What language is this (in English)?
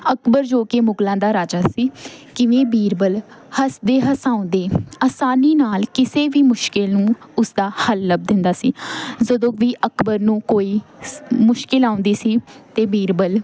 Punjabi